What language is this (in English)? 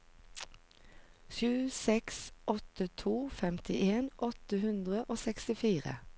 Norwegian